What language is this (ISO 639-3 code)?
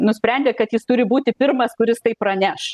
lit